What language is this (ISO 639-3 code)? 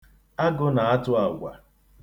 ibo